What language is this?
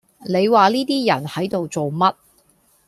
Cantonese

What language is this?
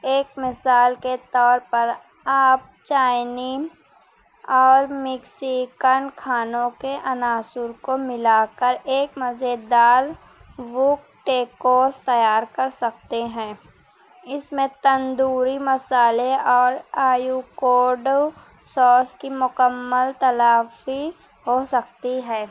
Urdu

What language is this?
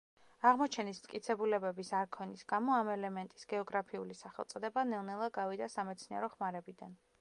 Georgian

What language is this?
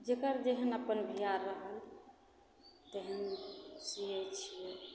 Maithili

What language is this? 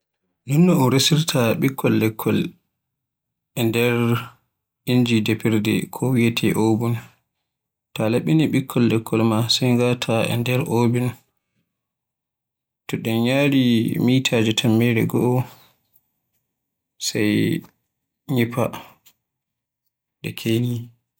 Borgu Fulfulde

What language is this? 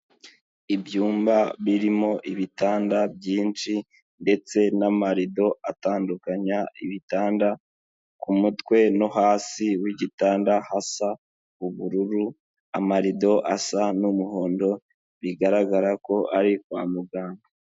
Kinyarwanda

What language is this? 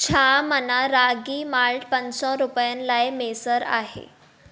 Sindhi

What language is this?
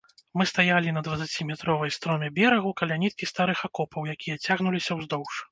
Belarusian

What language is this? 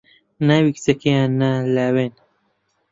Central Kurdish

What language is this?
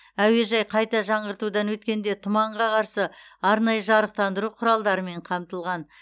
Kazakh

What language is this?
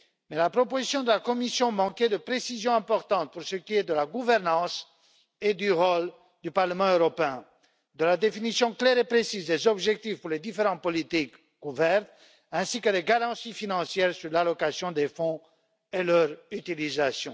French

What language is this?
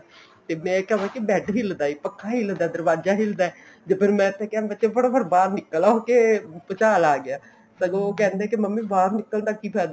Punjabi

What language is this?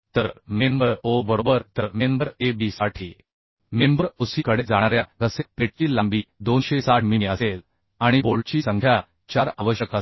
Marathi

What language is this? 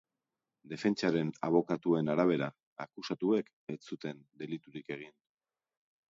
Basque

